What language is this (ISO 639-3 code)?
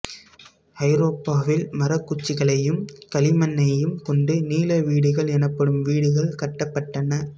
tam